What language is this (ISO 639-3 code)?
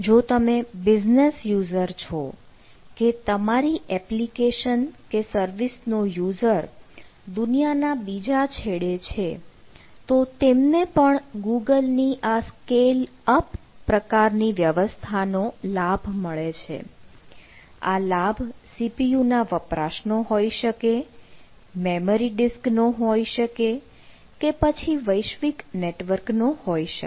guj